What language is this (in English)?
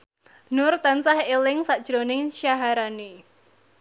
Javanese